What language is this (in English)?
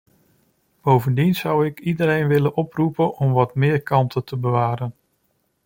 Dutch